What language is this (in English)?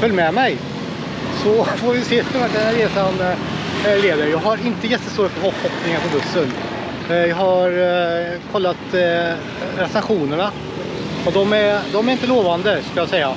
Swedish